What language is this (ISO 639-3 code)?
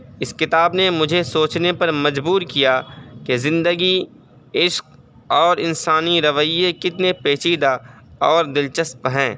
urd